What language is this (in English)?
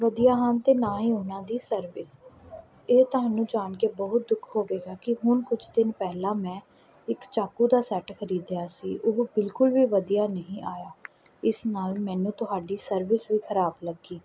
Punjabi